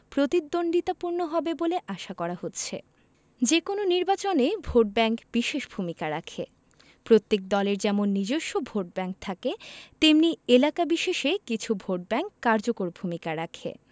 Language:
Bangla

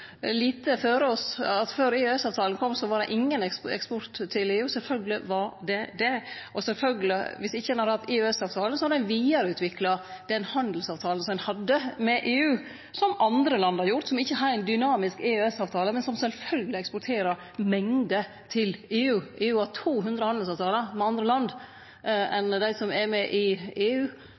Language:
Norwegian Nynorsk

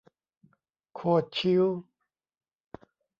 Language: Thai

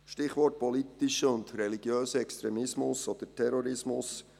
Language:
Swiss German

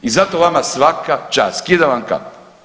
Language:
Croatian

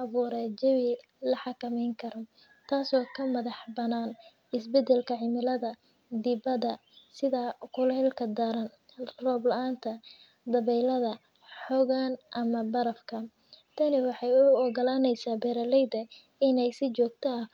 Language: Somali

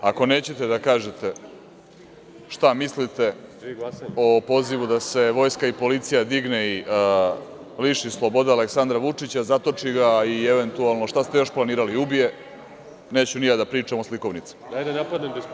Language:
Serbian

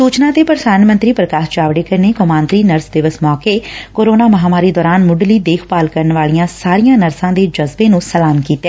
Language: Punjabi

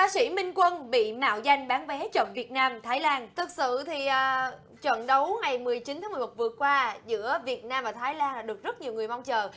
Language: Vietnamese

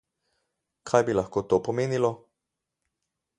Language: Slovenian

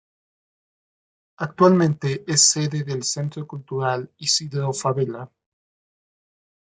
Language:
Spanish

